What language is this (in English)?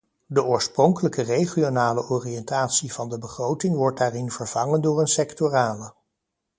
Dutch